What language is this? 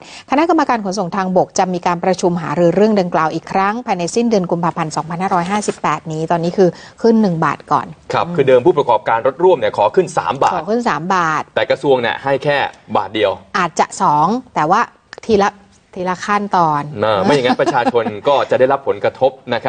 Thai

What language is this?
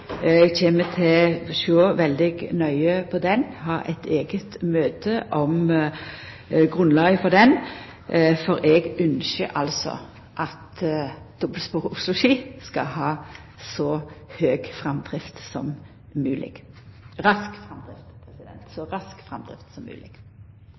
Norwegian Nynorsk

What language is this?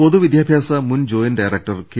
Malayalam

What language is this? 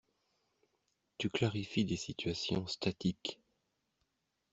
French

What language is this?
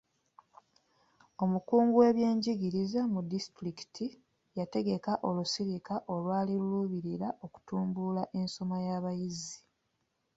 Ganda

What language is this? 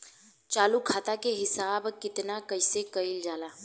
Bhojpuri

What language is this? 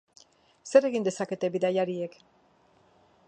Basque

